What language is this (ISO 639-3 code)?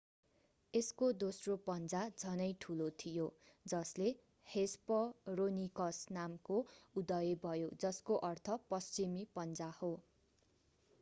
nep